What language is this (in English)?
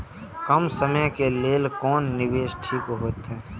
Maithili